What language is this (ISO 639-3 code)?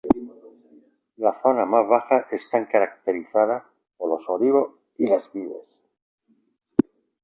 spa